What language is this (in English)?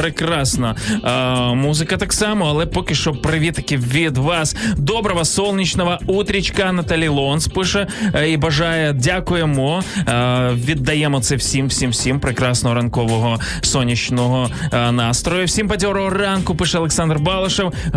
Ukrainian